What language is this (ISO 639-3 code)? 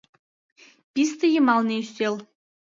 chm